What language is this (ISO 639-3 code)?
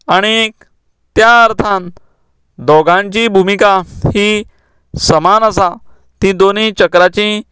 kok